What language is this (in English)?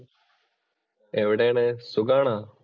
Malayalam